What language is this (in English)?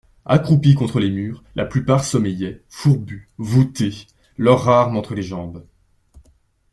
French